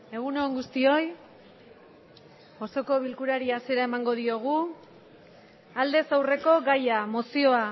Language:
Basque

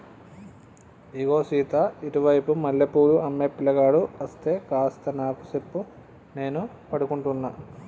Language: Telugu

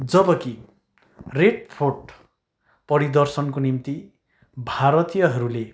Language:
Nepali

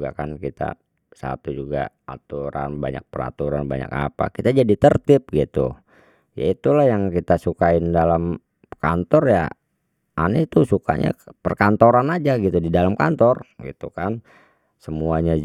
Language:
Betawi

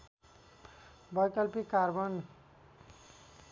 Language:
Nepali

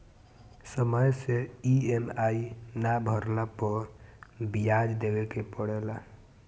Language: Bhojpuri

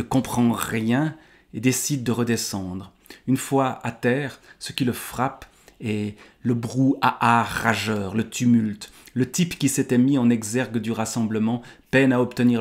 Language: French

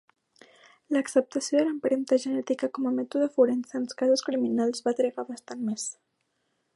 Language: Catalan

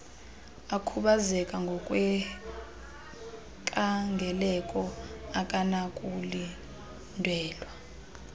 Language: Xhosa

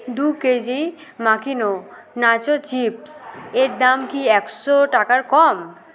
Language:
Bangla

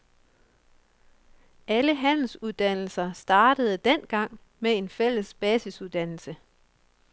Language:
Danish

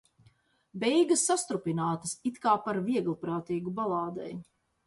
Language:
Latvian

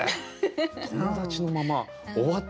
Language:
Japanese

